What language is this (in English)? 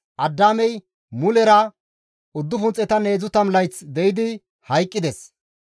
Gamo